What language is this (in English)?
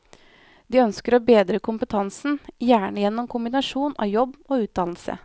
Norwegian